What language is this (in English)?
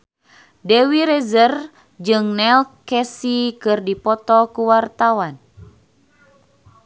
Sundanese